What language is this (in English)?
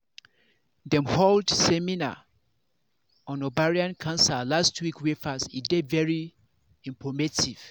Nigerian Pidgin